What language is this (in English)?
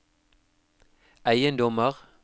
Norwegian